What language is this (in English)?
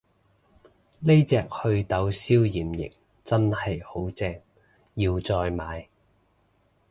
Cantonese